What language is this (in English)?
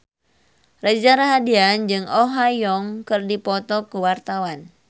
Sundanese